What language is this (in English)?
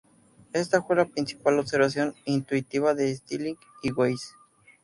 Spanish